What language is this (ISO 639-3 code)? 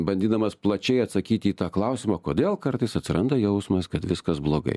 lit